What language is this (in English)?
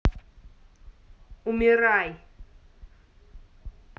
Russian